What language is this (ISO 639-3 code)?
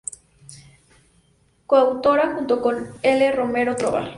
spa